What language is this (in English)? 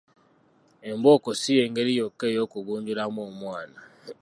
Ganda